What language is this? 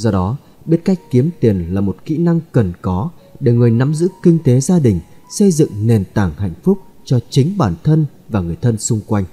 Vietnamese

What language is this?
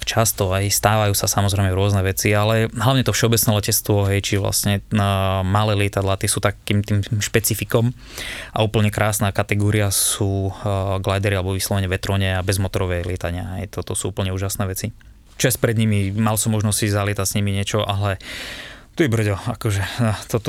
Slovak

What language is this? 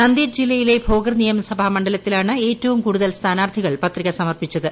Malayalam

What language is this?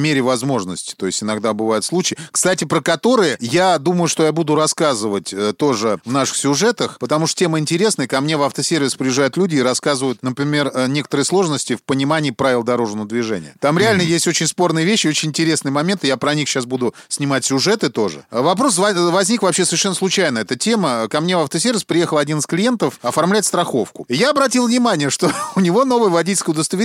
Russian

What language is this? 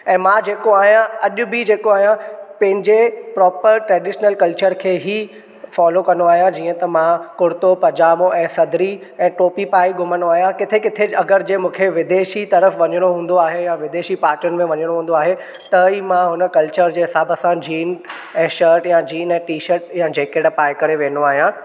Sindhi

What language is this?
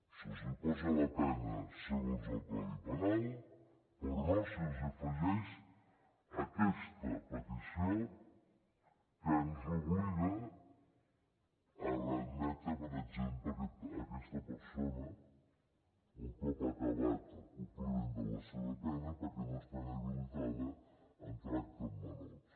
Catalan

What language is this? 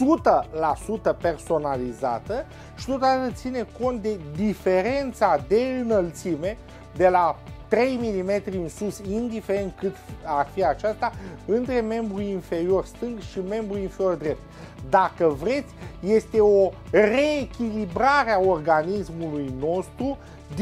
Romanian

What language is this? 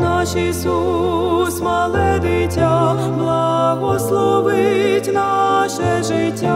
Ukrainian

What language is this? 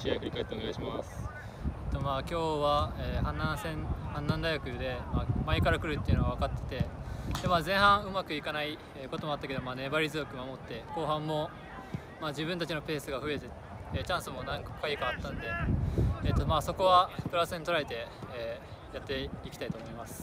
Japanese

